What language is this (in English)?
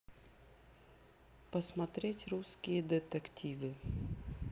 Russian